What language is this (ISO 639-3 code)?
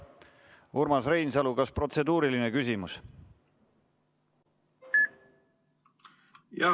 est